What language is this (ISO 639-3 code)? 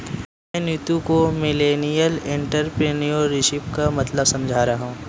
hin